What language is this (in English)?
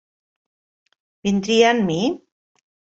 Catalan